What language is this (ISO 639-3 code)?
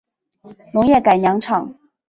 zho